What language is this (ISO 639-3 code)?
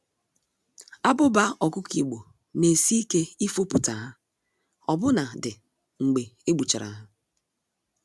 ibo